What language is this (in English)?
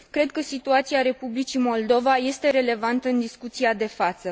Romanian